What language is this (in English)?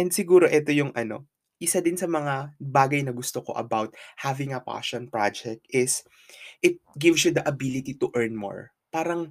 Filipino